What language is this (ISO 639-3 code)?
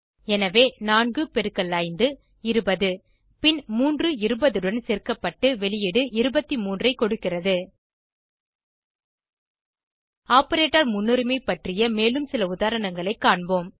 tam